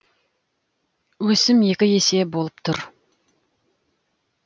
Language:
Kazakh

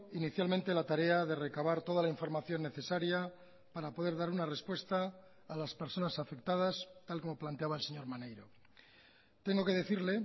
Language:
Spanish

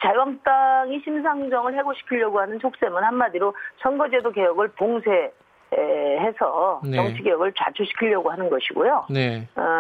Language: Korean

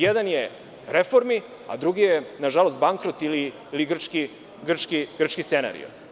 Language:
Serbian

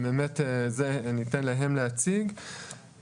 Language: Hebrew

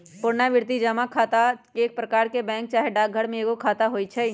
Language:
Magahi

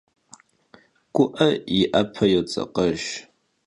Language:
Kabardian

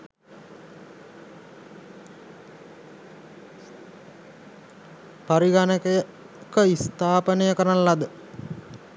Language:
Sinhala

